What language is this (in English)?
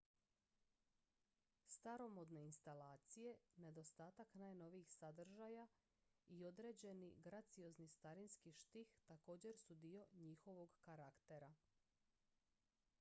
Croatian